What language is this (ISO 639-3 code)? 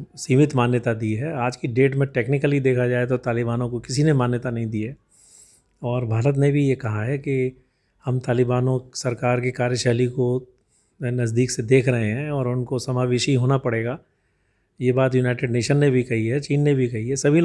hin